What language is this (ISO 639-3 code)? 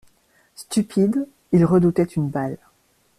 fra